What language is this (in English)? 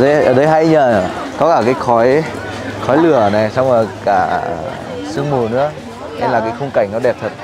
Vietnamese